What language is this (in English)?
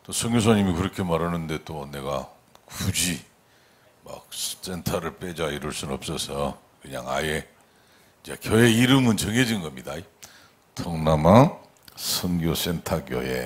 Korean